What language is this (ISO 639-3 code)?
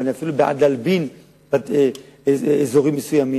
heb